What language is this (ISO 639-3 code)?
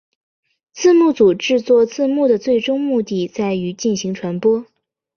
zho